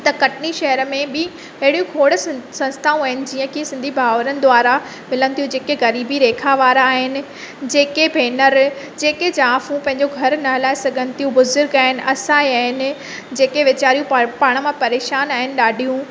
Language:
Sindhi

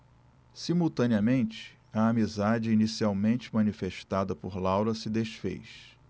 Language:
Portuguese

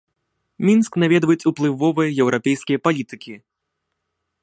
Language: Belarusian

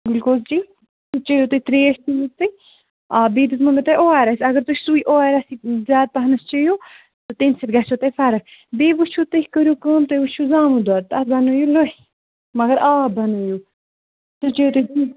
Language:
Kashmiri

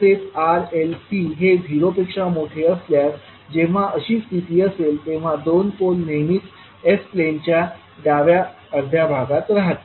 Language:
Marathi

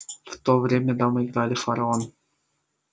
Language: Russian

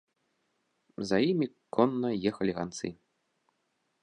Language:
Belarusian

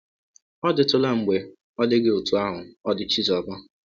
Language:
Igbo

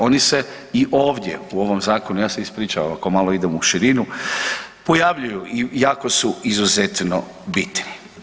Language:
Croatian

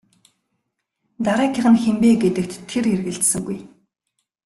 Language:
Mongolian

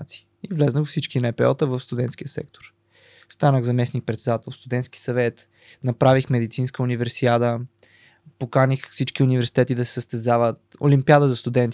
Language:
Bulgarian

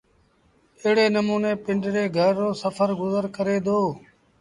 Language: Sindhi Bhil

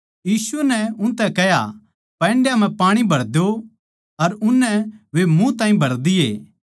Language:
Haryanvi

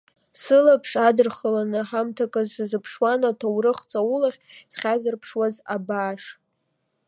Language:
Abkhazian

